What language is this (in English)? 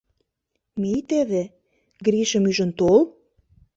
Mari